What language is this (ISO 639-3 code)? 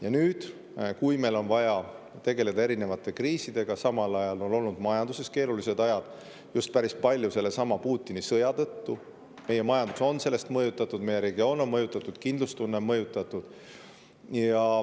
est